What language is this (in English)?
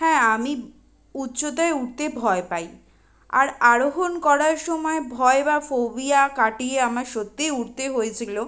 Bangla